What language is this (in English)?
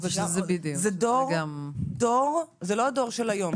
Hebrew